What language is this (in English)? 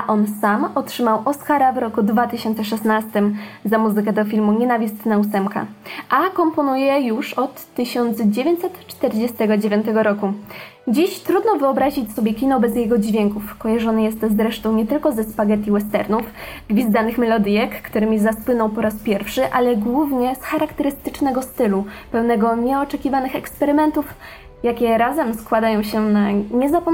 Polish